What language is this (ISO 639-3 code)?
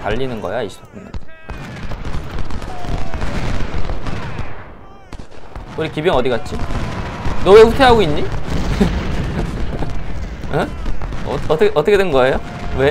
kor